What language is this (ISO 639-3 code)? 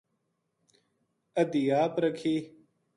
gju